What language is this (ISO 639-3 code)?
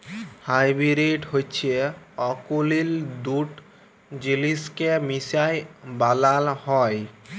ben